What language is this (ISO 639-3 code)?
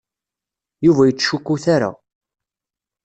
kab